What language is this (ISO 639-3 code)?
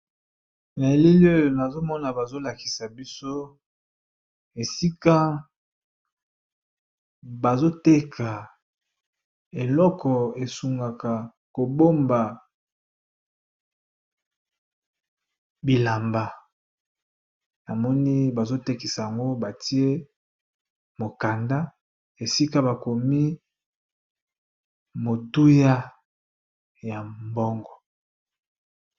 lin